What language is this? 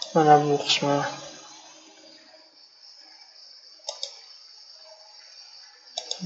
Turkish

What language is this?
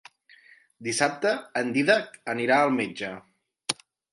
Catalan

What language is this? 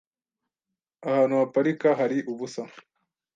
Kinyarwanda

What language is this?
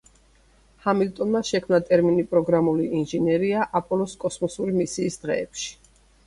Georgian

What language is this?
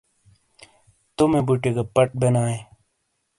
Shina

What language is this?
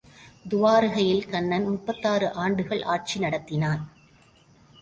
Tamil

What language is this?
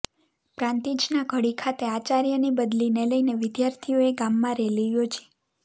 Gujarati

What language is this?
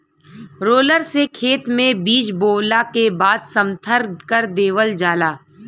Bhojpuri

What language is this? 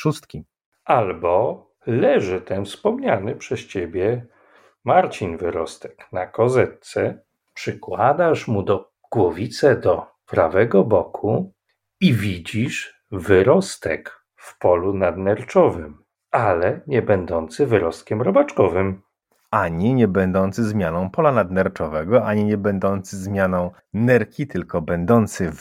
Polish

